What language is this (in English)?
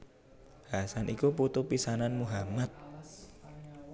Javanese